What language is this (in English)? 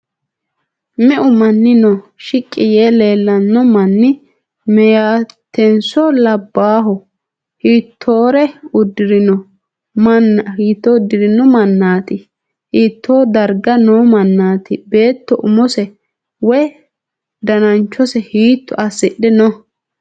Sidamo